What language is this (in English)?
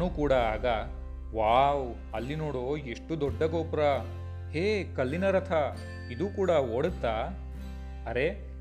Kannada